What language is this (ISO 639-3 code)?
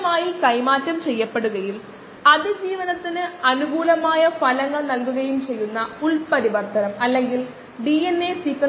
mal